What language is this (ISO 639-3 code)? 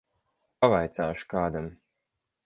lav